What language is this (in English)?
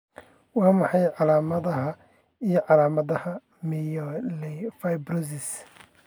Somali